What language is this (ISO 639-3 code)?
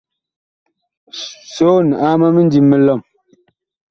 bkh